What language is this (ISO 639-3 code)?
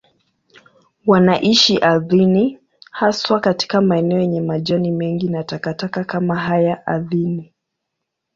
swa